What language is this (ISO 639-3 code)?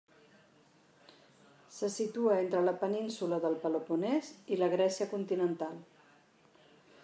cat